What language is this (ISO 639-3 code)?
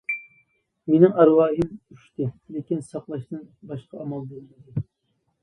uig